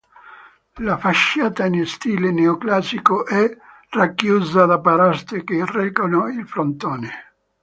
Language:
Italian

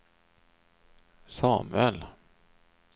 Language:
Swedish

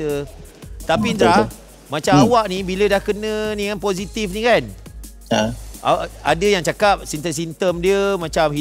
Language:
Malay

